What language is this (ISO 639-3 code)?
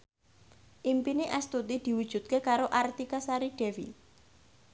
jav